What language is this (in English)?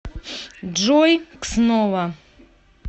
Russian